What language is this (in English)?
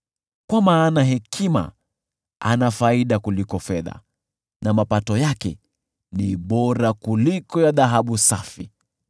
Swahili